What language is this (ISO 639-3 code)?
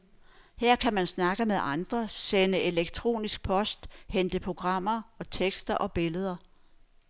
dan